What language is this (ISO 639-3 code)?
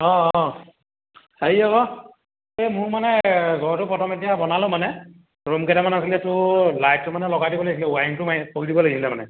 asm